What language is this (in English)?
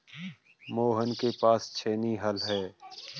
Hindi